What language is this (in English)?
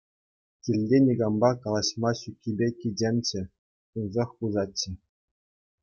Chuvash